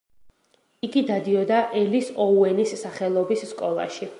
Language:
Georgian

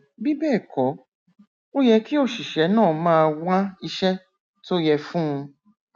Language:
Yoruba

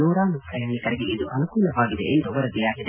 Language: Kannada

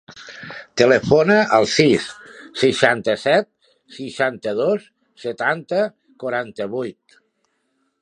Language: Catalan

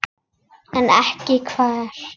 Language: Icelandic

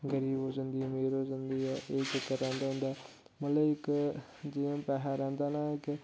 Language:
Dogri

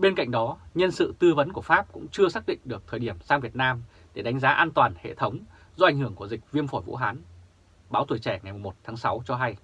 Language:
Vietnamese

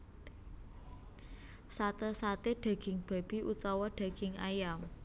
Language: Javanese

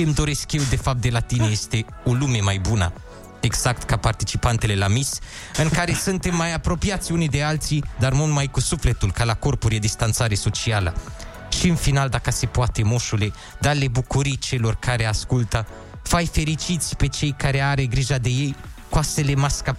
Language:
Romanian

